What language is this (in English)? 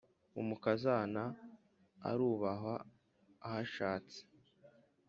Kinyarwanda